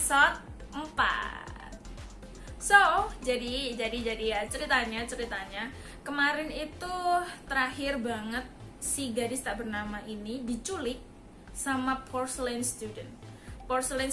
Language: Indonesian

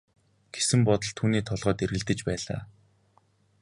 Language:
Mongolian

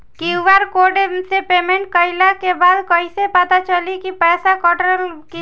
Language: Bhojpuri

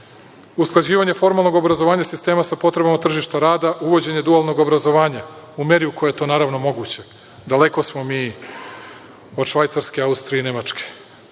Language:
Serbian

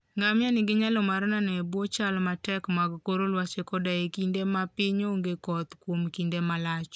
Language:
Luo (Kenya and Tanzania)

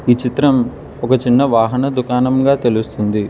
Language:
Telugu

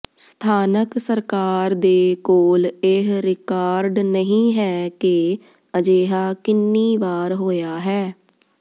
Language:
Punjabi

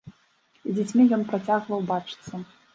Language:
Belarusian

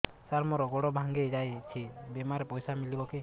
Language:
Odia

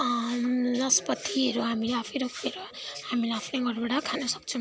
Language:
Nepali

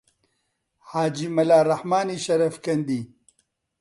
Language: Central Kurdish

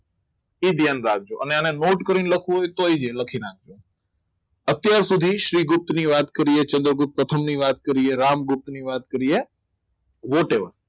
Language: Gujarati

